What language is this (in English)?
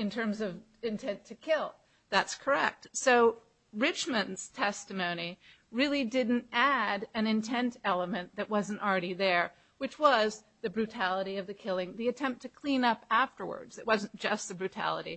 English